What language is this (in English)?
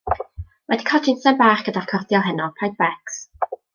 Welsh